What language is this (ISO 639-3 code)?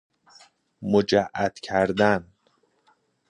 fas